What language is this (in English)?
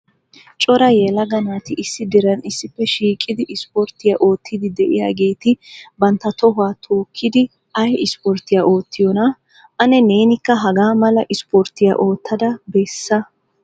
Wolaytta